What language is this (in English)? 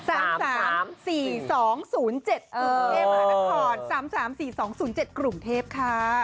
Thai